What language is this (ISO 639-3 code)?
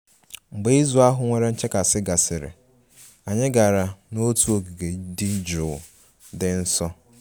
ibo